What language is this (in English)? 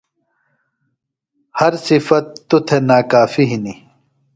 Phalura